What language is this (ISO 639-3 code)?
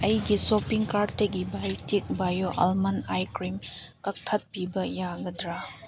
mni